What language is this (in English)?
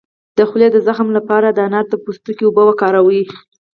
Pashto